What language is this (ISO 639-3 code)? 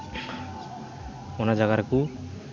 sat